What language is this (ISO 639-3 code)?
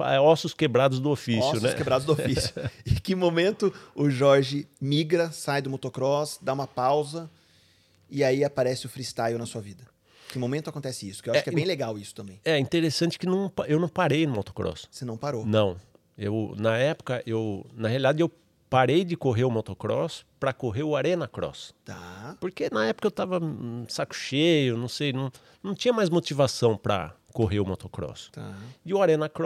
por